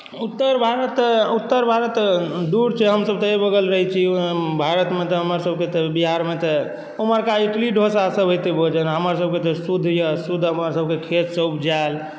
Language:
Maithili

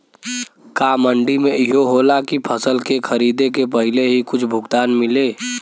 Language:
Bhojpuri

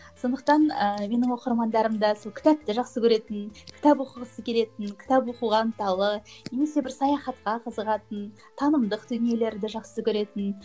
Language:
Kazakh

